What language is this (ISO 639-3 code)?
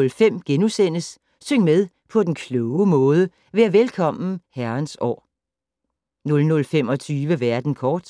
dan